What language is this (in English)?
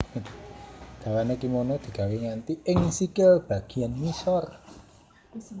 Javanese